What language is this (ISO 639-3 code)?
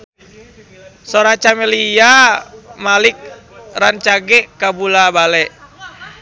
sun